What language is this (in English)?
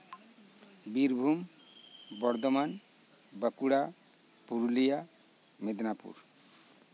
Santali